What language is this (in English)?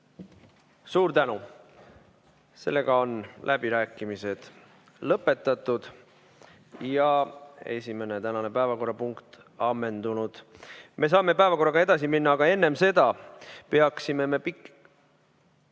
Estonian